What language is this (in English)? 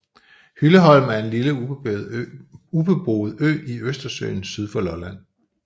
Danish